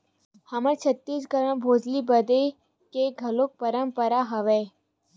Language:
Chhattisgarhi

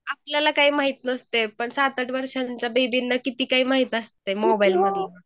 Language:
Marathi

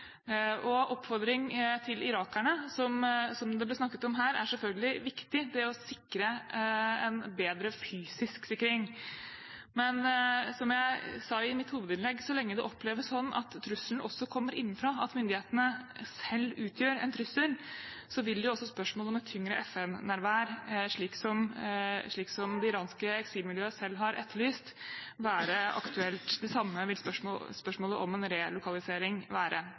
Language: Norwegian Bokmål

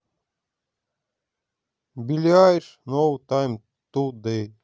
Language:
Russian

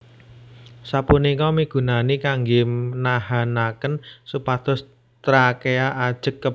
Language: Javanese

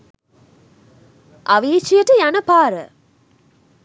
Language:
Sinhala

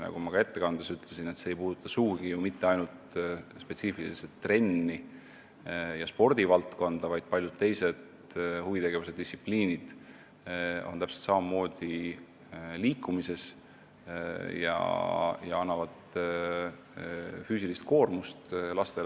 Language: Estonian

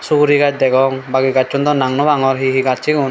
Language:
Chakma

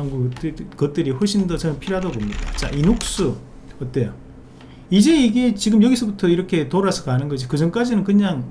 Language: Korean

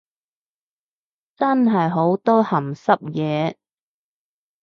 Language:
Cantonese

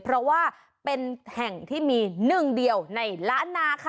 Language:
Thai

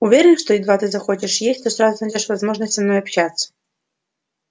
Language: Russian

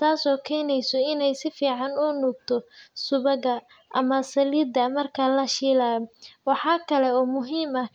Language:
Somali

